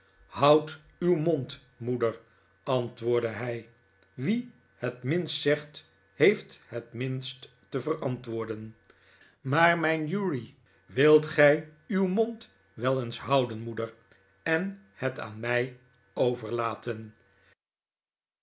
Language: Dutch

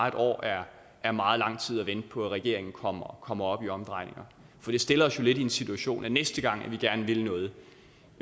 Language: Danish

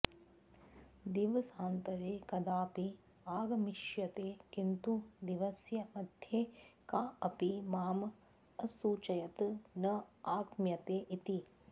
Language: Sanskrit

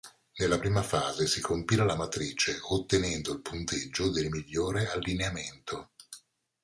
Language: Italian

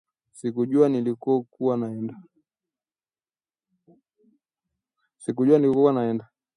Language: Swahili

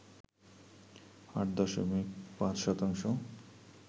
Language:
Bangla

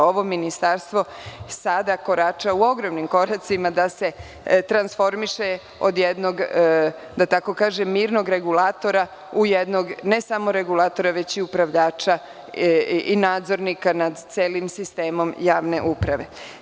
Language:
Serbian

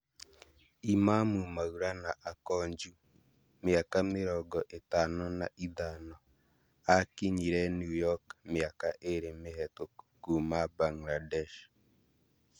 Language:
Kikuyu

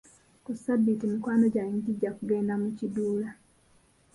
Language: Ganda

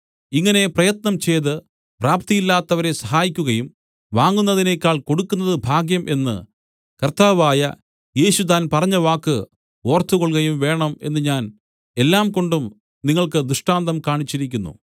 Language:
Malayalam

